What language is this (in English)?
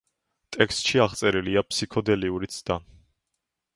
Georgian